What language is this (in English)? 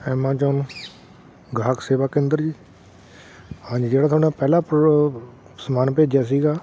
Punjabi